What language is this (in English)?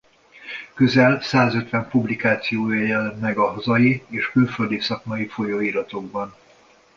Hungarian